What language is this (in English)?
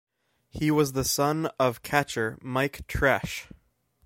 English